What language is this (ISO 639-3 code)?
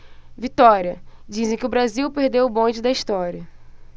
por